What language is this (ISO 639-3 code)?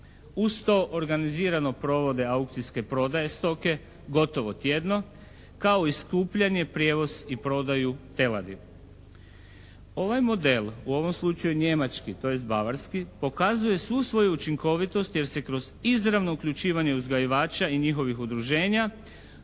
hrv